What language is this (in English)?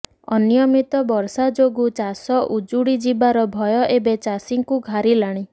Odia